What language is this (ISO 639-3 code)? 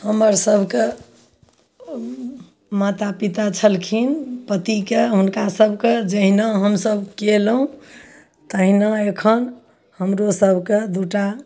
mai